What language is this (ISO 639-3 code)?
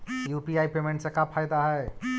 mag